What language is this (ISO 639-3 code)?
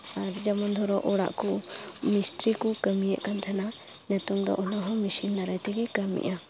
sat